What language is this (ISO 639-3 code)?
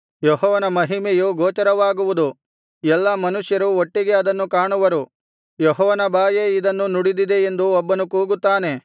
kan